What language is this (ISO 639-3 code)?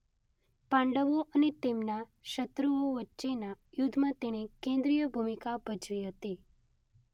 guj